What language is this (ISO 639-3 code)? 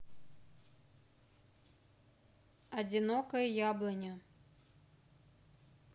rus